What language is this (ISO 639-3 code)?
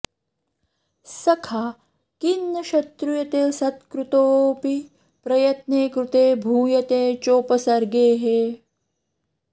san